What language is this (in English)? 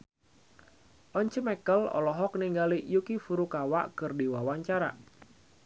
Sundanese